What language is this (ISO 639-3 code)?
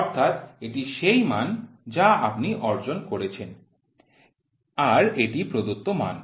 ben